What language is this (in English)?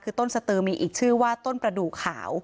Thai